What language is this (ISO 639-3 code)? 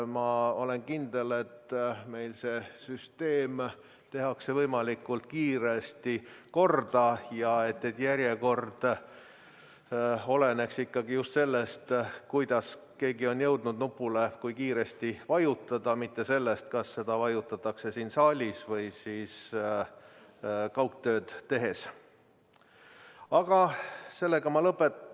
est